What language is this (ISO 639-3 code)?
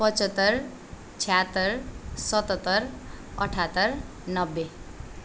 nep